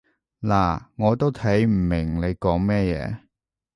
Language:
Cantonese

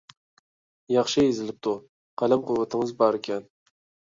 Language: Uyghur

